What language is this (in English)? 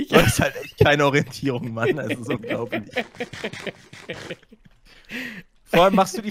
German